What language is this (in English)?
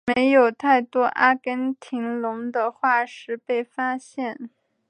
Chinese